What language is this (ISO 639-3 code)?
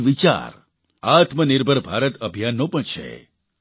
guj